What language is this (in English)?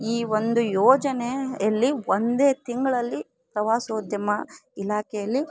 Kannada